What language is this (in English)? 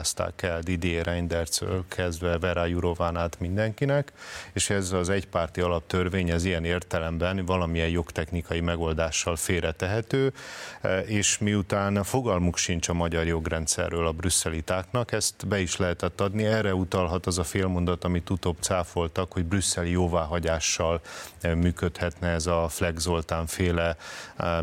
Hungarian